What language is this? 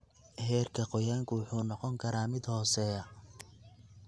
Somali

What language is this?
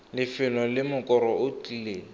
Tswana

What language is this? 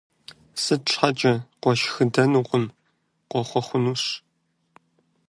Kabardian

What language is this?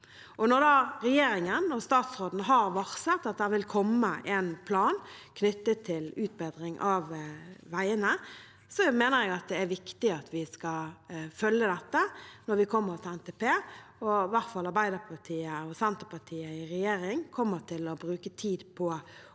Norwegian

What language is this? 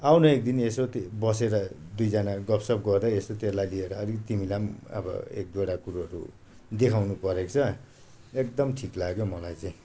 Nepali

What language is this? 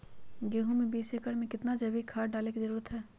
Magahi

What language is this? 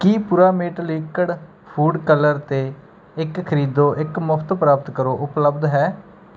Punjabi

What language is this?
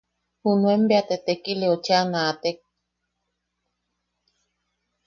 Yaqui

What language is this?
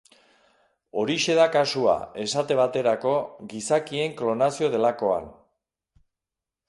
Basque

